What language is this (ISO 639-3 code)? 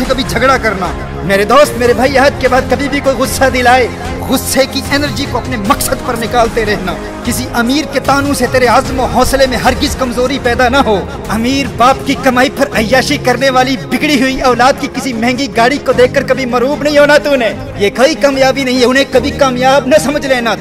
urd